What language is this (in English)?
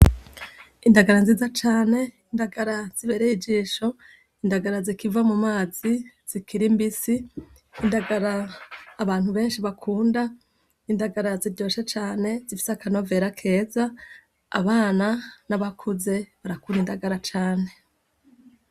Rundi